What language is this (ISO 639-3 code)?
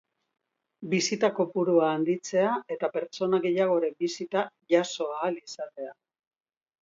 eus